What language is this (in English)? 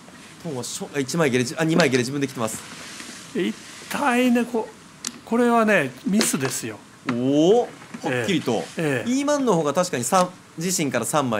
Japanese